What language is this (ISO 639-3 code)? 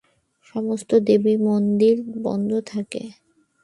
ben